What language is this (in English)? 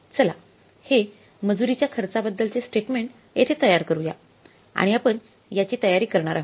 Marathi